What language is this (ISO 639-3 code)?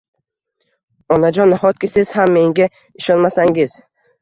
uzb